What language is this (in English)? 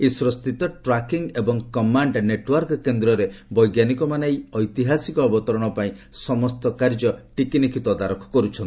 Odia